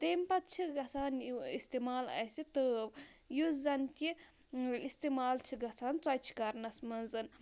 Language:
Kashmiri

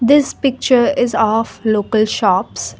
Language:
English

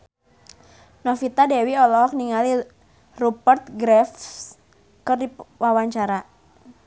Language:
Sundanese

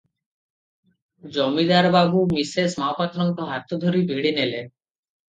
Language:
Odia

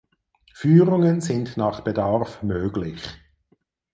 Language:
German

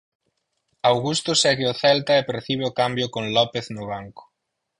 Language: Galician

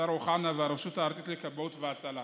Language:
Hebrew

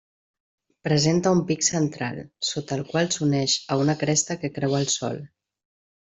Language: Catalan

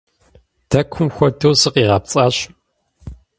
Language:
Kabardian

